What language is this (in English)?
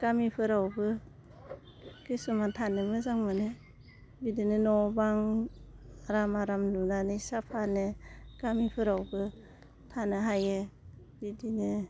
Bodo